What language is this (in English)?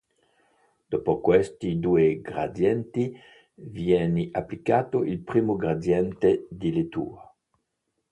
Italian